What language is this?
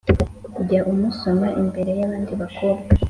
Kinyarwanda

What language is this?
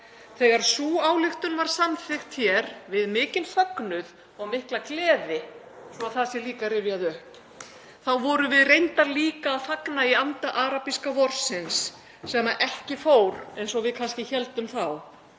Icelandic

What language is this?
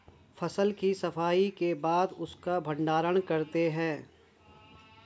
Hindi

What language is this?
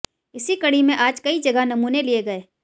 Hindi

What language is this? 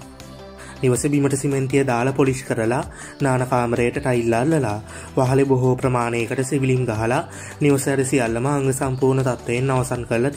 Thai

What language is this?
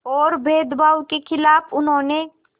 Hindi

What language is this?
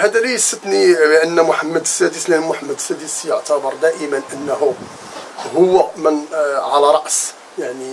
Arabic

